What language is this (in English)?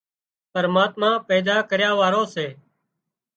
Wadiyara Koli